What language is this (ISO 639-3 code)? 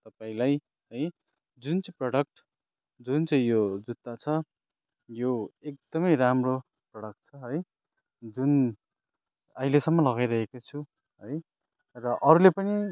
nep